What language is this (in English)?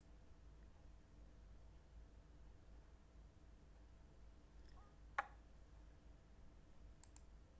Central Kurdish